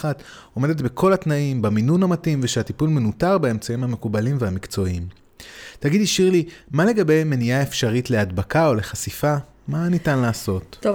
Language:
Hebrew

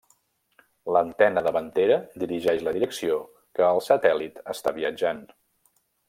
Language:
Catalan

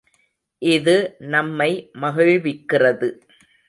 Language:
Tamil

